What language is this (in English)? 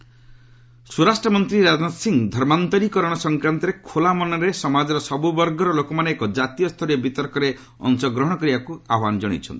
Odia